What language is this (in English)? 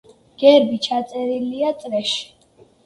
Georgian